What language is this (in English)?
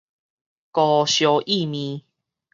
Min Nan Chinese